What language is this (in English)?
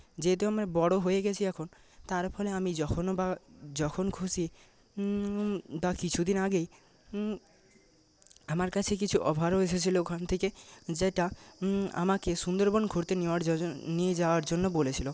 Bangla